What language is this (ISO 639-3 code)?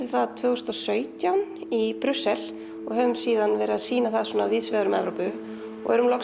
isl